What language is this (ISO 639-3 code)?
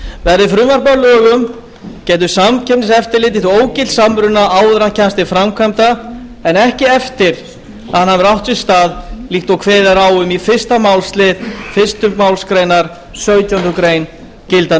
isl